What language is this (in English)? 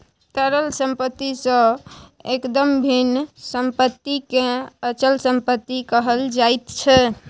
Maithili